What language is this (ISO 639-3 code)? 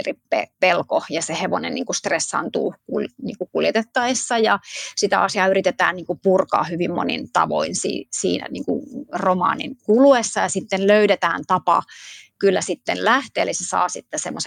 fin